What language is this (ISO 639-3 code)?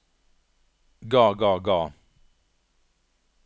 nor